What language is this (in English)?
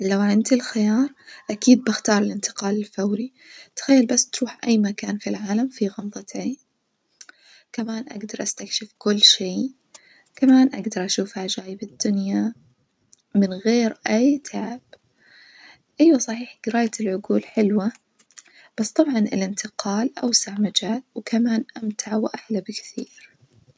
Najdi Arabic